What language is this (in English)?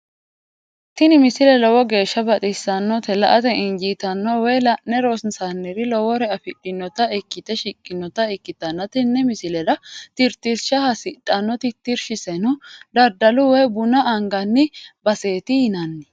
Sidamo